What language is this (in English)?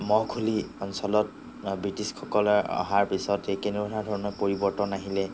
Assamese